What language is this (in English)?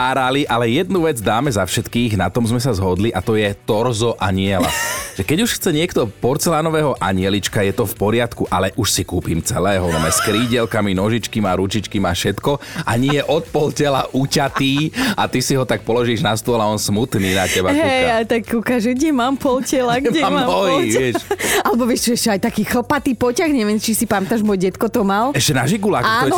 Slovak